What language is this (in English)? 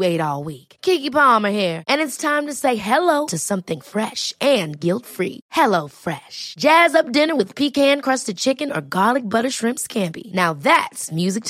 Arabic